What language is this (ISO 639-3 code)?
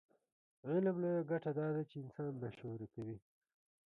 pus